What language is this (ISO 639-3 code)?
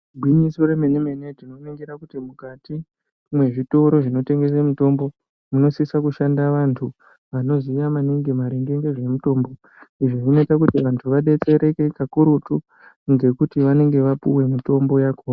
ndc